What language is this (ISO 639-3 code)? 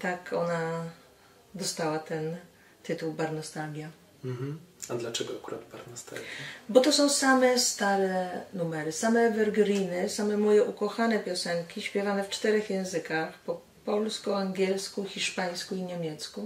pol